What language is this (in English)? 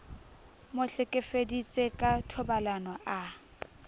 Southern Sotho